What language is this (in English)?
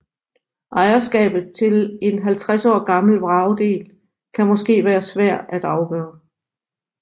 Danish